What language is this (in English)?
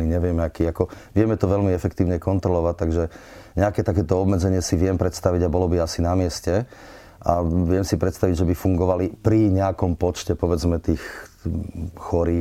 Slovak